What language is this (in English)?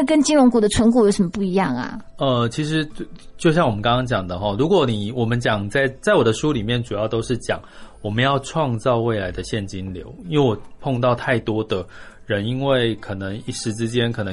Chinese